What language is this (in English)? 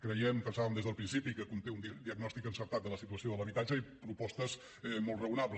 Catalan